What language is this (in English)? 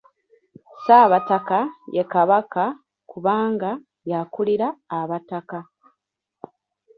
Ganda